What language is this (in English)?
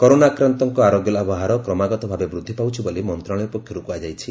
Odia